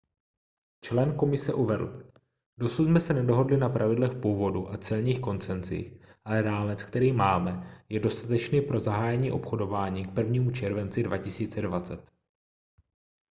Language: Czech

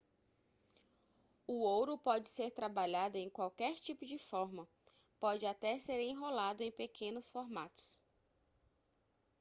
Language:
Portuguese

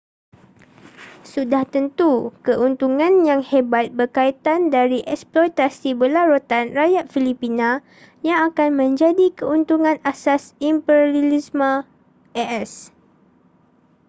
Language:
Malay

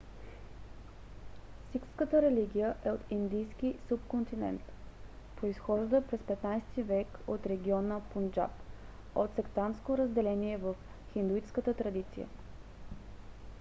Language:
Bulgarian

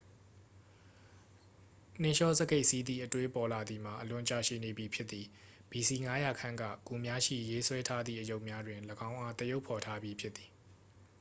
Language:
Burmese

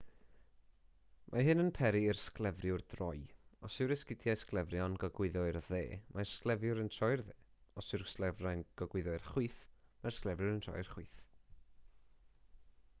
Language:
Welsh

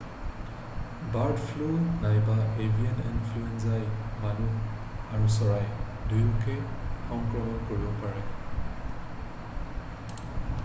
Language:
Assamese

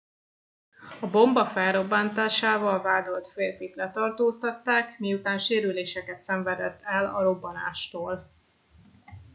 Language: Hungarian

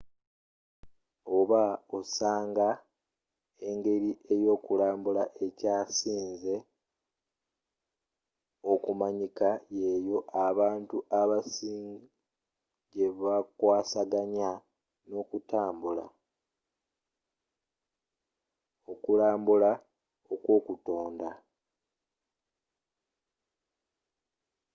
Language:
Ganda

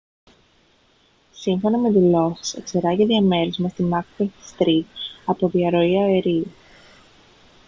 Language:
Greek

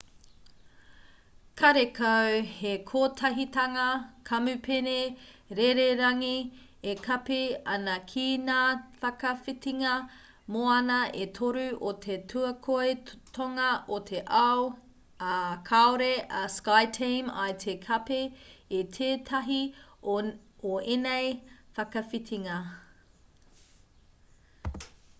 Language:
Māori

